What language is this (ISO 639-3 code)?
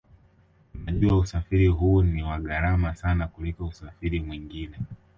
swa